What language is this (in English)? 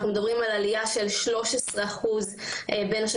Hebrew